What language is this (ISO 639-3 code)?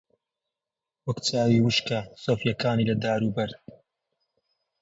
ckb